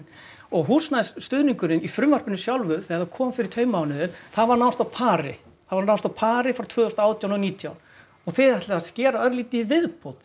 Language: Icelandic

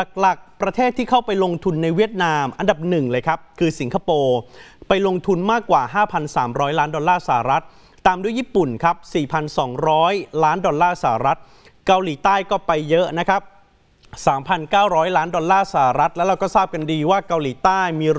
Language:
Thai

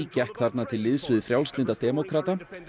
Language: Icelandic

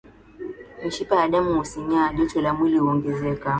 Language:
Swahili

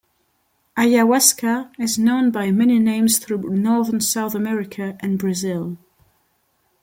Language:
English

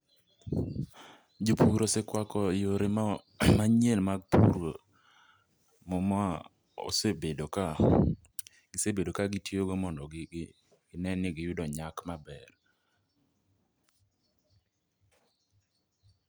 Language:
Luo (Kenya and Tanzania)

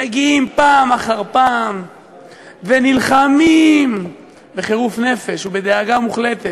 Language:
Hebrew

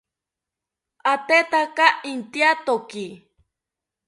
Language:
South Ucayali Ashéninka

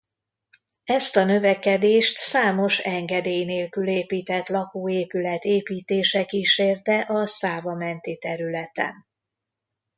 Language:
Hungarian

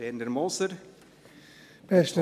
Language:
Swiss German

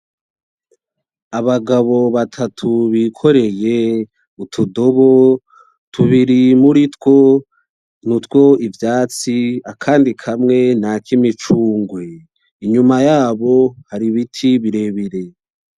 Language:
Rundi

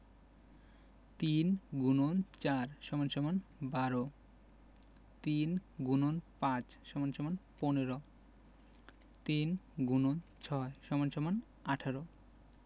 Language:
Bangla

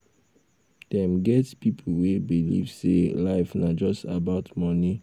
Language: Nigerian Pidgin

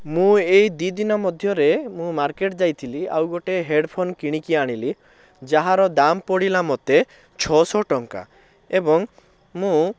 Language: Odia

